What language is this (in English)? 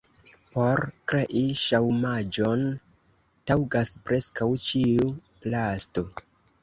Esperanto